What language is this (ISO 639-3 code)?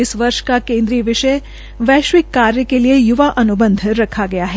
hin